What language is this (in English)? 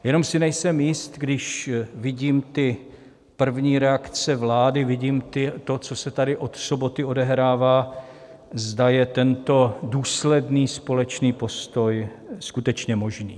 Czech